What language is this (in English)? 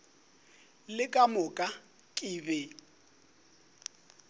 Northern Sotho